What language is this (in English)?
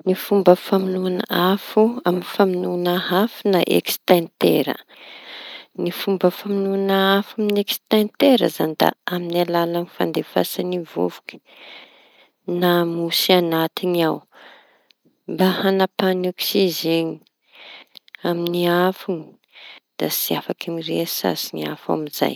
Tanosy Malagasy